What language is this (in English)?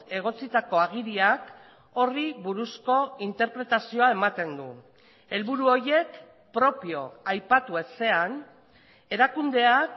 Basque